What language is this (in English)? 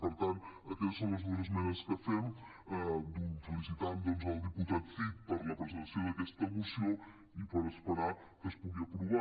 Catalan